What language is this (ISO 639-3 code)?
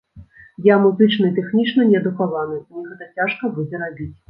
bel